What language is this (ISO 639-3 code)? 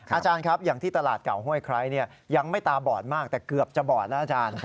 tha